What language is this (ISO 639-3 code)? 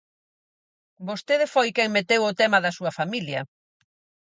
glg